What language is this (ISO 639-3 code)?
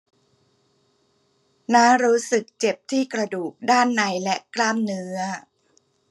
tha